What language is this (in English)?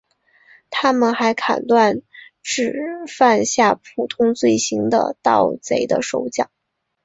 Chinese